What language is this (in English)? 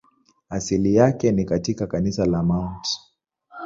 Swahili